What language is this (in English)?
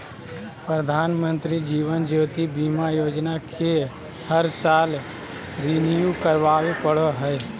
Magahi